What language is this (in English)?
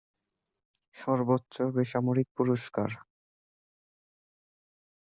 Bangla